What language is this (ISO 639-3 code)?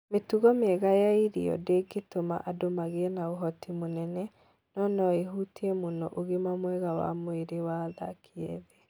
kik